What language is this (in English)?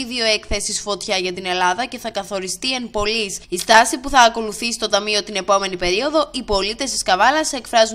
Greek